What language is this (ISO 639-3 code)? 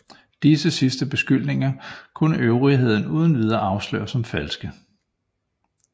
dan